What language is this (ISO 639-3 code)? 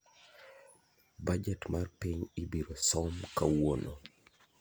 luo